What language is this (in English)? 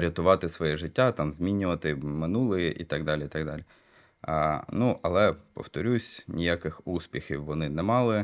Ukrainian